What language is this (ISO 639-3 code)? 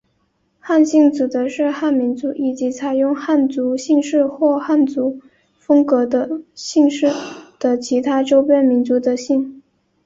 zho